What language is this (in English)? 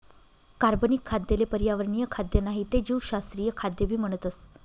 Marathi